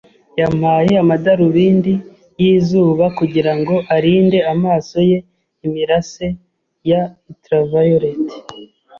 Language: Kinyarwanda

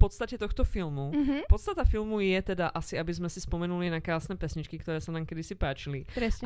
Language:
Slovak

